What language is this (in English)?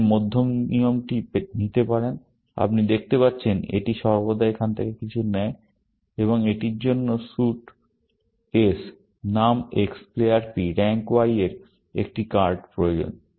Bangla